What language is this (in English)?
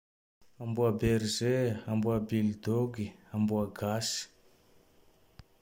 Tandroy-Mahafaly Malagasy